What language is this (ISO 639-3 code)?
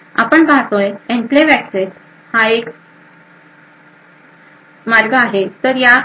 mar